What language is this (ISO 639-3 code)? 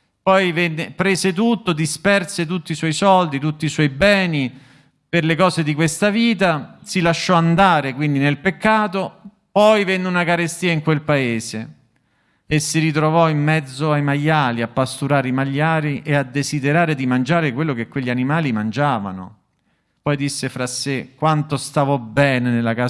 ita